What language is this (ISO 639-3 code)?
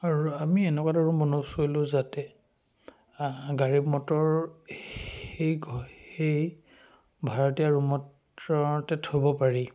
asm